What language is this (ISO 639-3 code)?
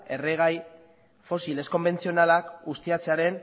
eus